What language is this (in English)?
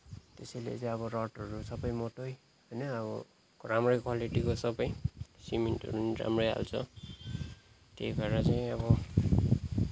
Nepali